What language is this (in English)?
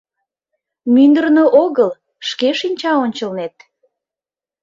Mari